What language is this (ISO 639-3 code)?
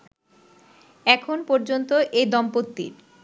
ben